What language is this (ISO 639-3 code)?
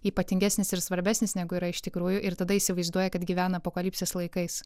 lit